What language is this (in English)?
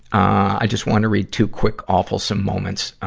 English